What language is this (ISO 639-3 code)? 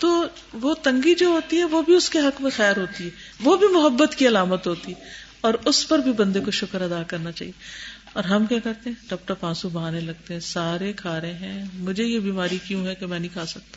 urd